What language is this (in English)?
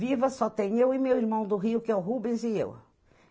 Portuguese